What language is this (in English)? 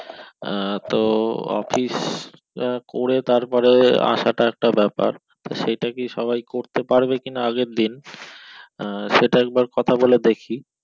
Bangla